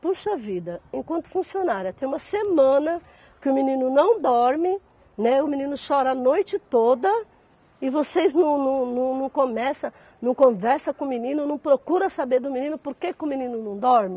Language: Portuguese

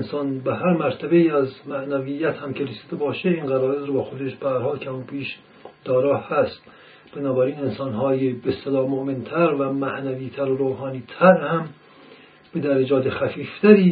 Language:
Persian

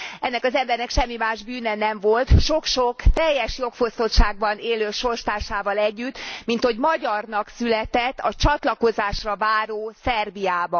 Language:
Hungarian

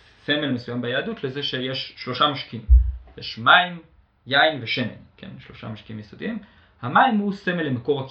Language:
Hebrew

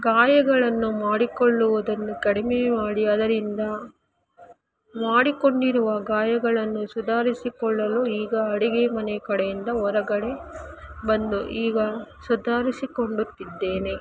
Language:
Kannada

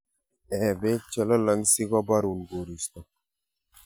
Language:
Kalenjin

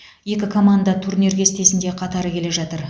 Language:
Kazakh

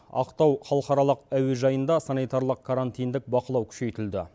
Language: Kazakh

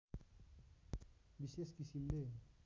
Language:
Nepali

